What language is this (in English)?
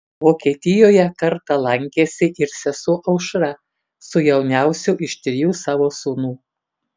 Lithuanian